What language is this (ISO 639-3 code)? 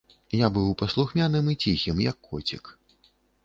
bel